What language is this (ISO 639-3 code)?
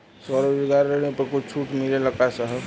bho